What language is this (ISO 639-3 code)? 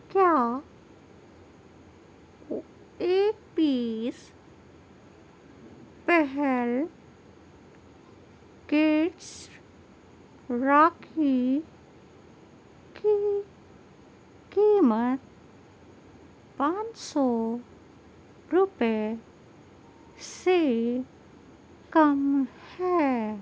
urd